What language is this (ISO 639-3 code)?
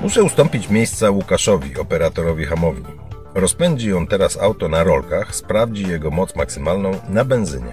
pol